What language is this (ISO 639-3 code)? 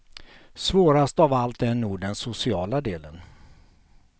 swe